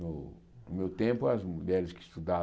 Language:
Portuguese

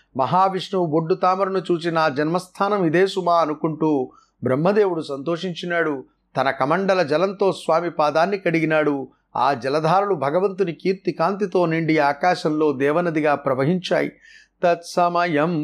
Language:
Telugu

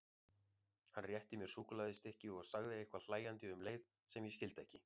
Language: Icelandic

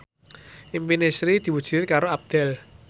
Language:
Javanese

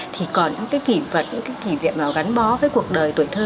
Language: Vietnamese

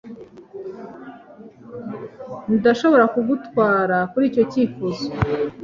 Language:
Kinyarwanda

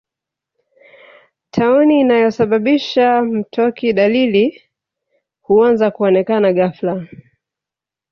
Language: Swahili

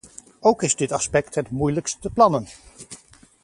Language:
Dutch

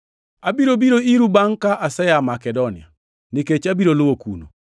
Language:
Luo (Kenya and Tanzania)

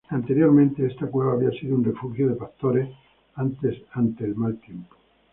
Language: Spanish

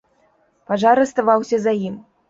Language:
Belarusian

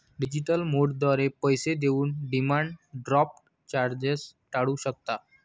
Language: Marathi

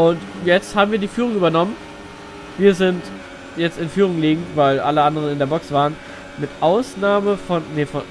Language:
German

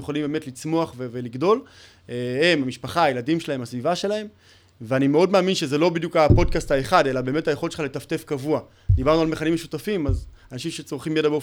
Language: Hebrew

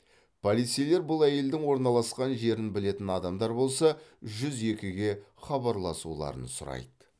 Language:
Kazakh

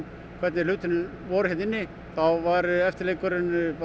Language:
Icelandic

